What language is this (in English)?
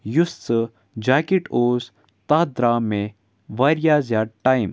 Kashmiri